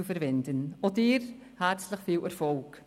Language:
Swiss German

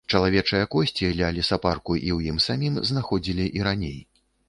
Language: Belarusian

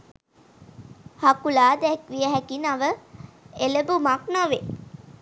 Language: Sinhala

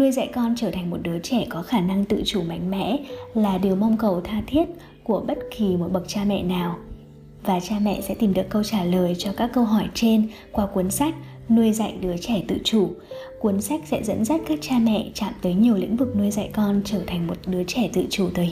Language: Vietnamese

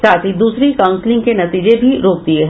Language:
Hindi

